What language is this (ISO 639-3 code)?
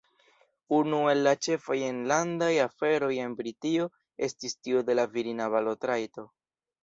epo